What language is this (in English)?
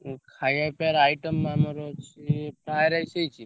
Odia